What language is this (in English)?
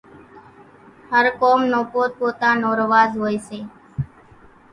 Kachi Koli